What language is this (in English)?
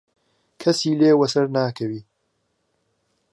Central Kurdish